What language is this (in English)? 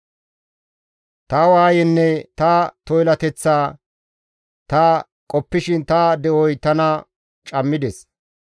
Gamo